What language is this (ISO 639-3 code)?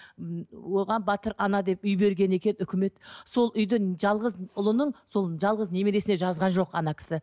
kaz